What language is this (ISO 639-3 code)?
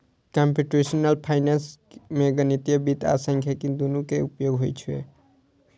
mai